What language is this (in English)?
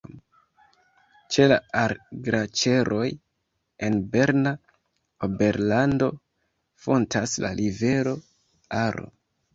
Esperanto